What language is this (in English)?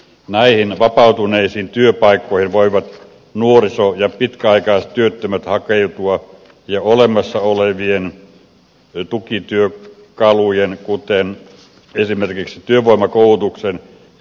Finnish